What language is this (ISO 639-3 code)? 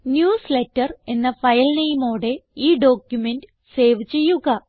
mal